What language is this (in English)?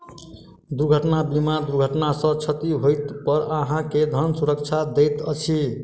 Maithili